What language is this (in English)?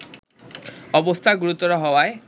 Bangla